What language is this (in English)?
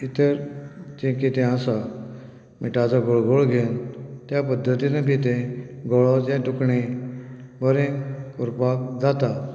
Konkani